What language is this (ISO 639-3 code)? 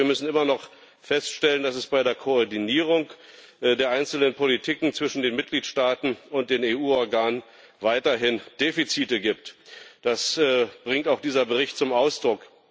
deu